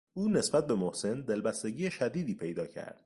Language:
Persian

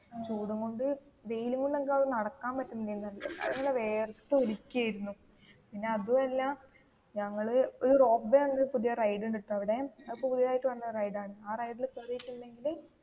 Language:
Malayalam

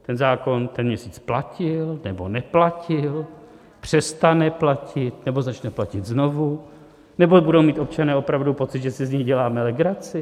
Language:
Czech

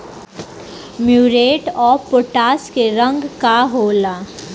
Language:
Bhojpuri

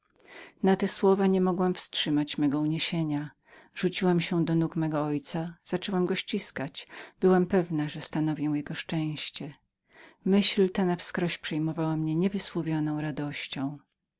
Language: Polish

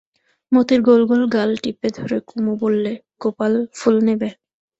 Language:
Bangla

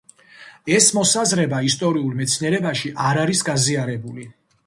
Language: Georgian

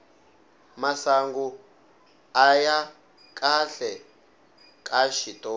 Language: Tsonga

